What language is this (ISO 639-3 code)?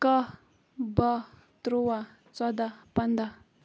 kas